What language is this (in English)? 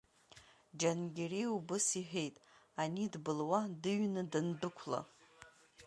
Abkhazian